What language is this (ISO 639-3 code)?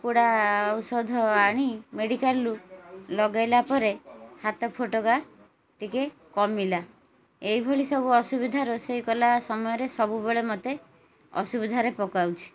ori